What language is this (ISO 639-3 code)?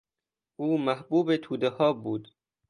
fas